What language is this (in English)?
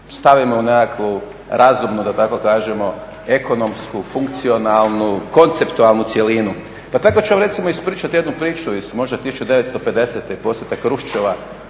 Croatian